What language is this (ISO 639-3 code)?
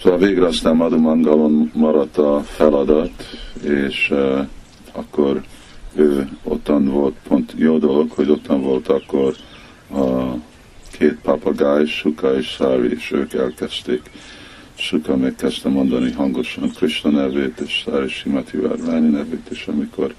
hun